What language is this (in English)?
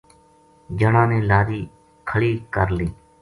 Gujari